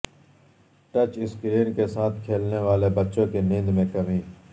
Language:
Urdu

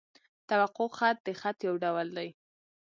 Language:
Pashto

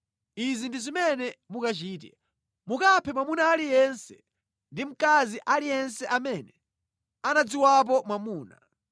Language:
Nyanja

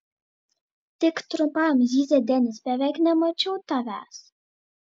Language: Lithuanian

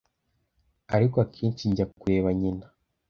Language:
Kinyarwanda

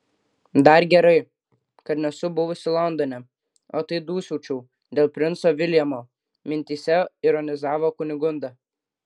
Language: Lithuanian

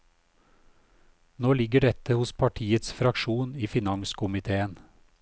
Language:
Norwegian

